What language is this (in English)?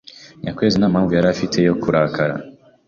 Kinyarwanda